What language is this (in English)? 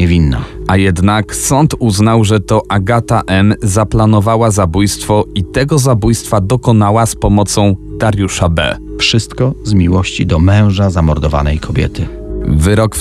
Polish